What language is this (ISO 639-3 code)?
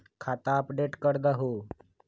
mag